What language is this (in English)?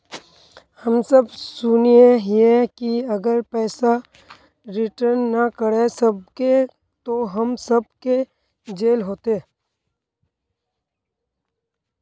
Magahi